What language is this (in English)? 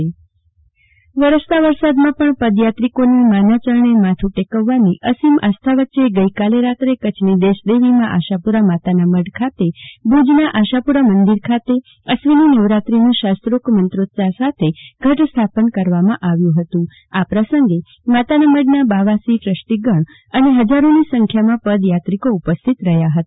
Gujarati